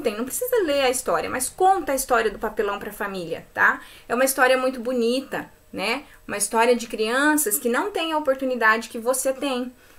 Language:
Portuguese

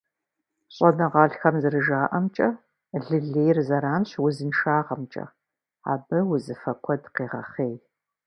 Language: Kabardian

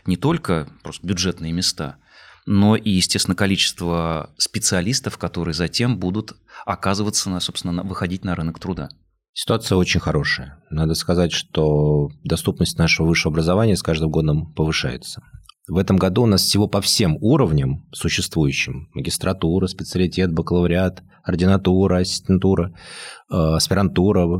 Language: Russian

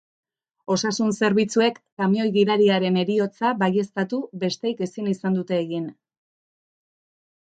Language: Basque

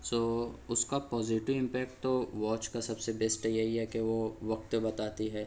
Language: Urdu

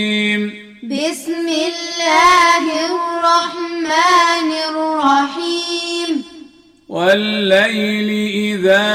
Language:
Arabic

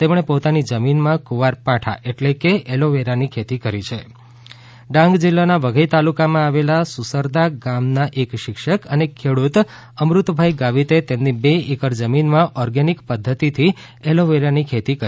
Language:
Gujarati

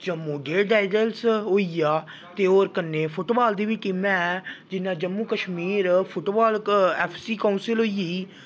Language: Dogri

